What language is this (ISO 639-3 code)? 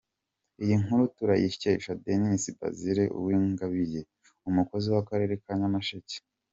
kin